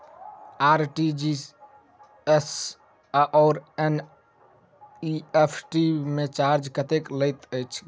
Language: Maithili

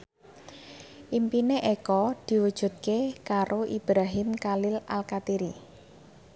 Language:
Javanese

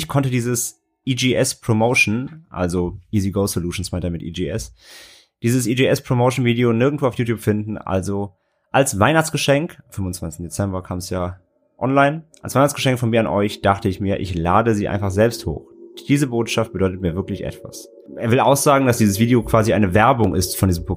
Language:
German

